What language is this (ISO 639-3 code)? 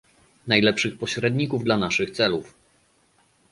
pol